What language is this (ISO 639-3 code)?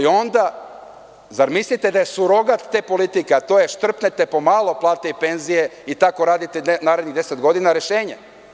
srp